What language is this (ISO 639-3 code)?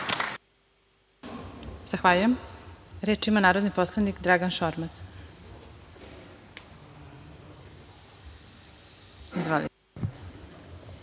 srp